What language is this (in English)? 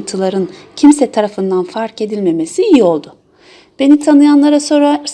Turkish